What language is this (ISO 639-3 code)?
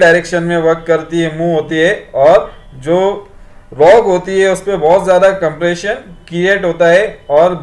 hin